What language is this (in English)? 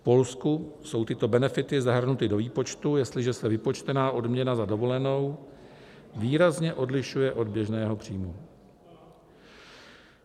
Czech